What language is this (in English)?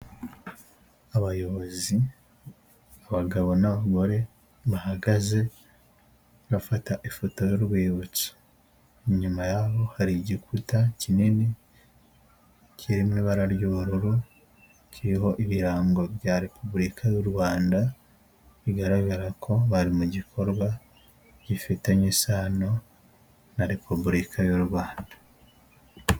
Kinyarwanda